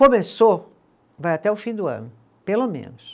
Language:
Portuguese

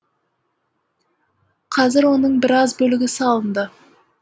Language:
Kazakh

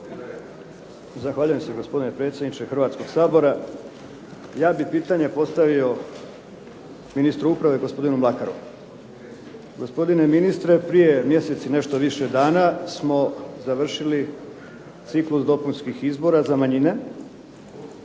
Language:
Croatian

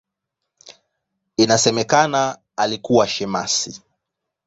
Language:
Swahili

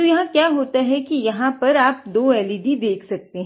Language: Hindi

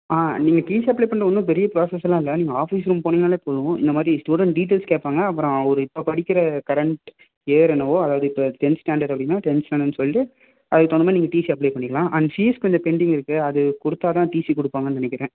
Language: Tamil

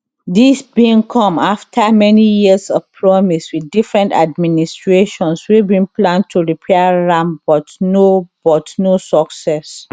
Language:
Nigerian Pidgin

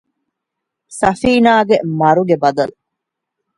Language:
Divehi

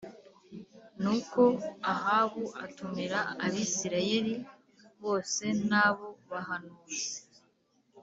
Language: Kinyarwanda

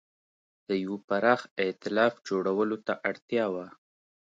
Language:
Pashto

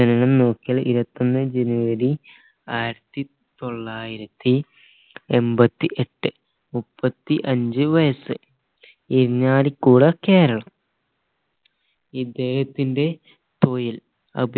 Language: Malayalam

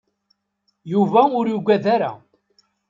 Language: Kabyle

